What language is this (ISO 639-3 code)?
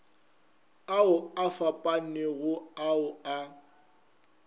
nso